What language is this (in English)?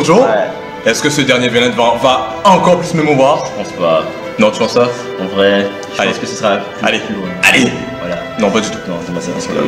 French